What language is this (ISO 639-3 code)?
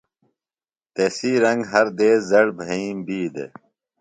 phl